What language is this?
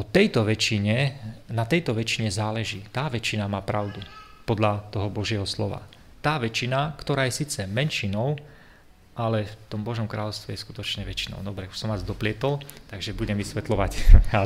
Slovak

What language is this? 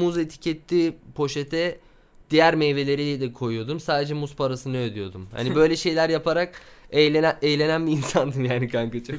Turkish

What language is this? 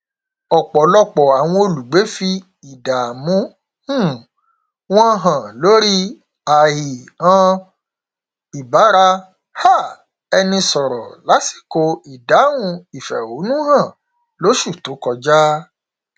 Yoruba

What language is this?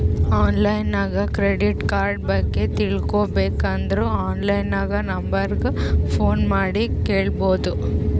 Kannada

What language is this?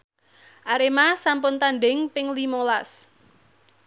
Javanese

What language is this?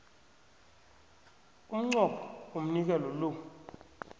South Ndebele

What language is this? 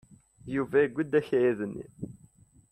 Kabyle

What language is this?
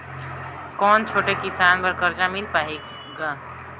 Chhattisgarhi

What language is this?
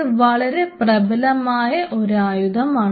Malayalam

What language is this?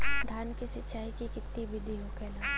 Bhojpuri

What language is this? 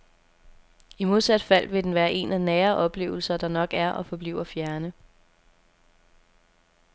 Danish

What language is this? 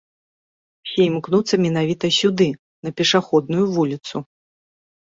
Belarusian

